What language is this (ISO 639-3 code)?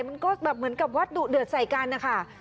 tha